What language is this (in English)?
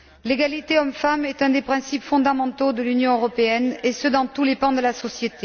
French